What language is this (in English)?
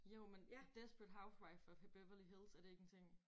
Danish